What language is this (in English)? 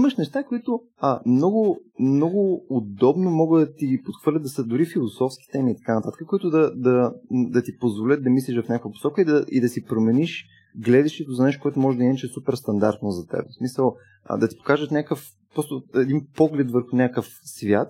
Bulgarian